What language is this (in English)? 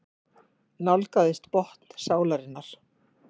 Icelandic